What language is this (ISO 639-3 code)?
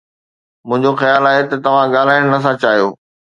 snd